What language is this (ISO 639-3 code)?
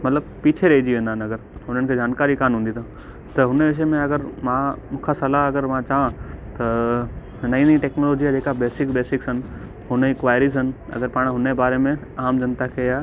snd